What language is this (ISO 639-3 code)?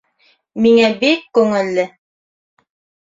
bak